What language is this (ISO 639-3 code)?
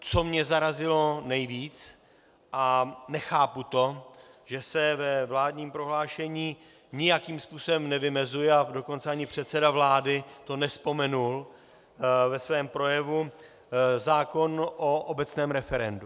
ces